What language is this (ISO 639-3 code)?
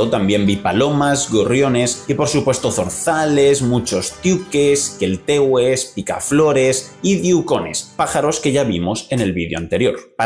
spa